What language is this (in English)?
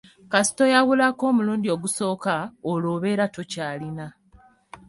Ganda